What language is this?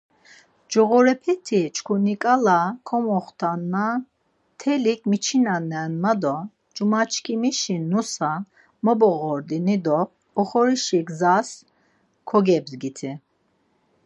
Laz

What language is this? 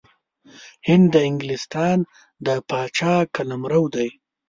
Pashto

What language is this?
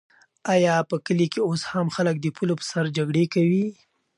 Pashto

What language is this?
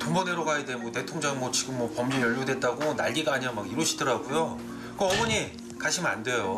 Korean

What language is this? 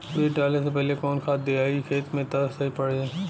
Bhojpuri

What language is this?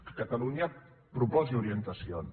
Catalan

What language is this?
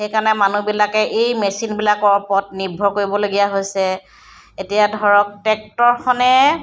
Assamese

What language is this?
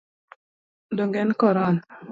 Luo (Kenya and Tanzania)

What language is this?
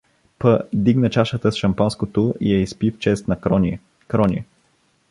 Bulgarian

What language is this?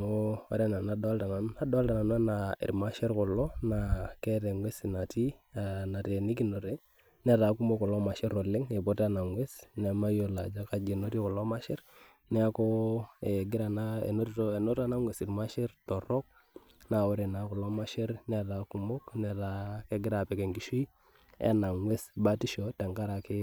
Masai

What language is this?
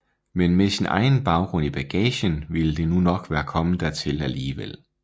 Danish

